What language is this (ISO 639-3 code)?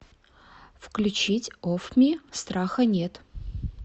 rus